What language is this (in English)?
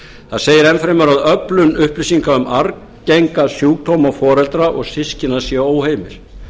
Icelandic